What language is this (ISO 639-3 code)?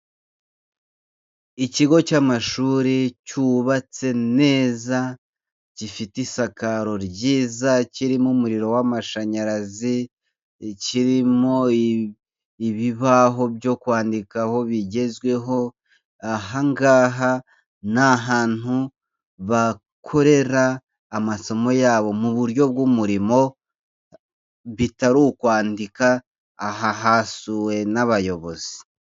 kin